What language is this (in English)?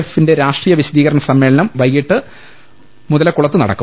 Malayalam